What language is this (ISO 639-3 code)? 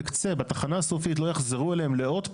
heb